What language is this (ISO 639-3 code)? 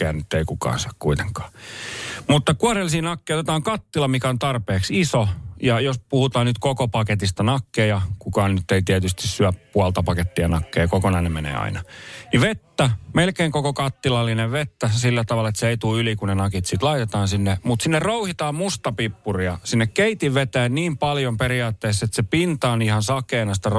fin